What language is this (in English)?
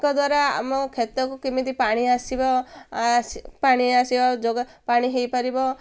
Odia